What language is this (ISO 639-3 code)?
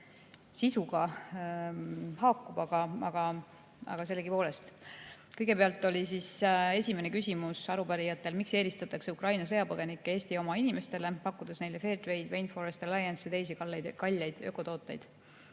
est